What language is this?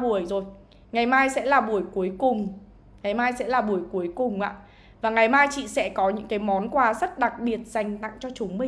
Vietnamese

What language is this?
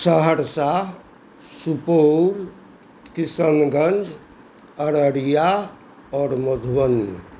Maithili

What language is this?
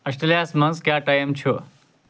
Kashmiri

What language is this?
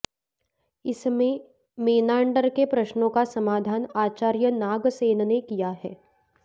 Sanskrit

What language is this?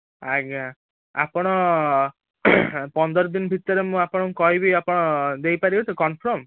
Odia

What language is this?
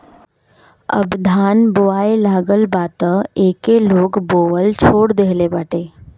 Bhojpuri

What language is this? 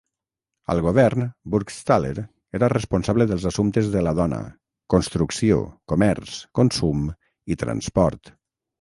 Catalan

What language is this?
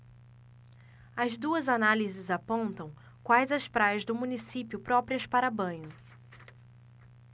Portuguese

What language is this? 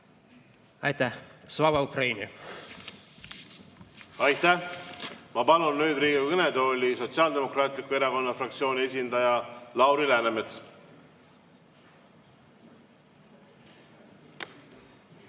Estonian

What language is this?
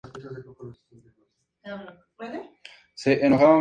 Spanish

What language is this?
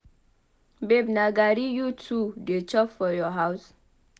Nigerian Pidgin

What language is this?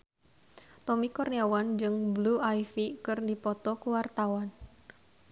Sundanese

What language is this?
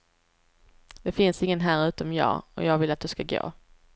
Swedish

